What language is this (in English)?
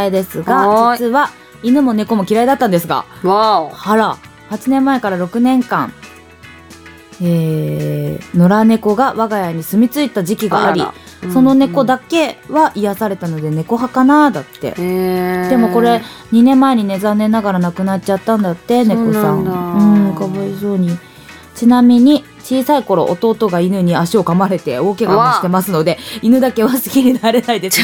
Japanese